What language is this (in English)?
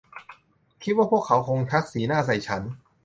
Thai